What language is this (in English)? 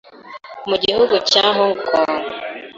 Kinyarwanda